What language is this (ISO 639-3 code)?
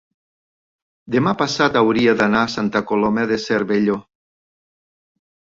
cat